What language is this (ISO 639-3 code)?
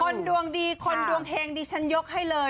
tha